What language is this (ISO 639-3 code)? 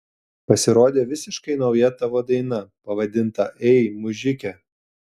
lit